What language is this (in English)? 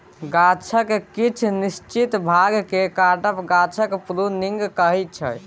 Maithili